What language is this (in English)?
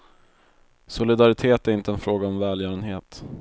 Swedish